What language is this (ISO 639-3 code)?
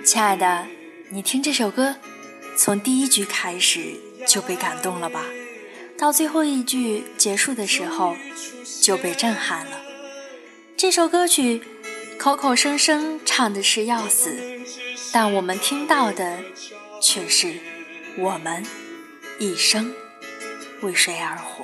zho